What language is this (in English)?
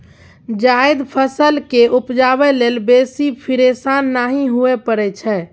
Maithili